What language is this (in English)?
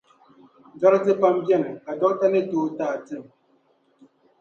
Dagbani